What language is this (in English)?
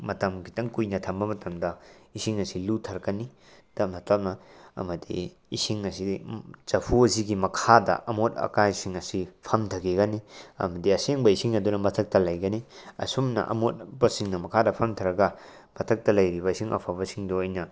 Manipuri